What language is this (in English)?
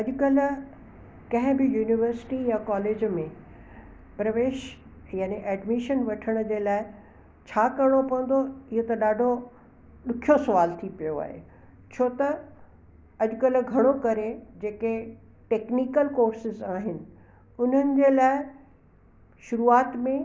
Sindhi